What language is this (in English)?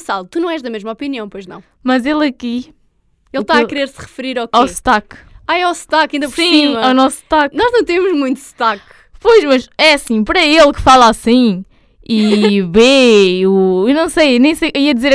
Portuguese